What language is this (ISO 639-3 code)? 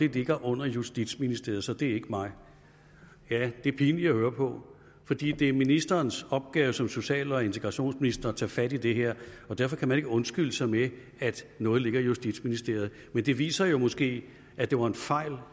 dan